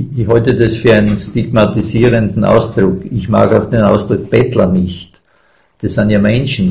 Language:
German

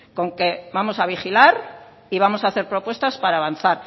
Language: Spanish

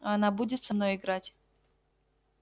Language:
Russian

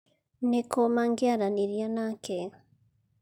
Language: Kikuyu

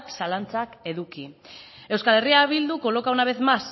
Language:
Basque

